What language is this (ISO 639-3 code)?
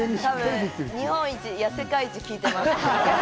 jpn